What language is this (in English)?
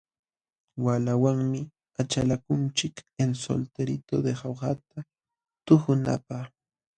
Jauja Wanca Quechua